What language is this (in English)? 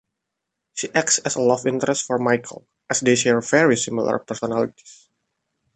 English